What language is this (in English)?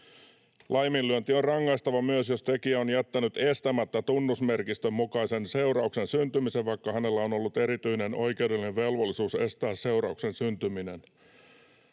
Finnish